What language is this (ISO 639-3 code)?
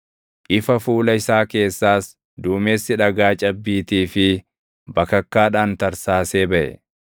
orm